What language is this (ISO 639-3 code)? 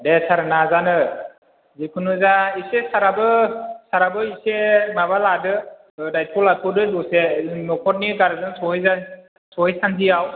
brx